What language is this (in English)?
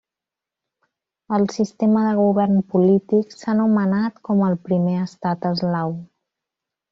Catalan